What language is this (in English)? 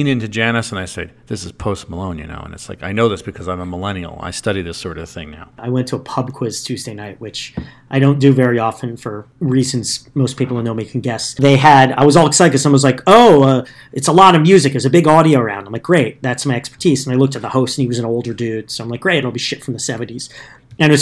English